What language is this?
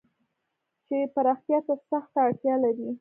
Pashto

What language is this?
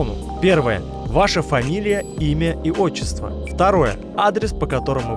Russian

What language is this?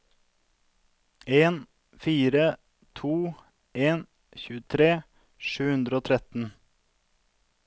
Norwegian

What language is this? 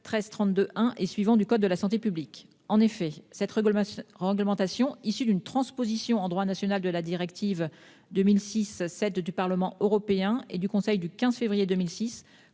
French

